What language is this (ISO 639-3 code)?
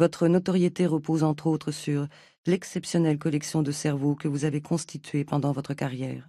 fra